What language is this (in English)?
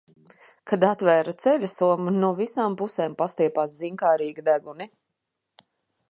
Latvian